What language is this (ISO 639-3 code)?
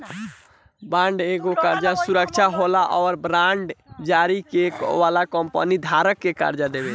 bho